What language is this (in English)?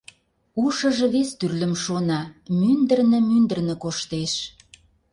Mari